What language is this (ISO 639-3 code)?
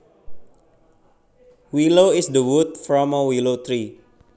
jav